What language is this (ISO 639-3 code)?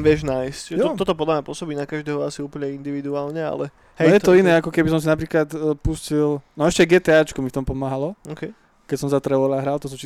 slk